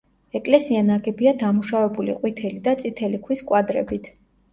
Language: Georgian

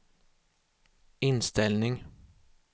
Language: Swedish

